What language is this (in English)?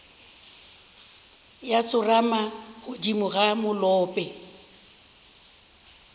Northern Sotho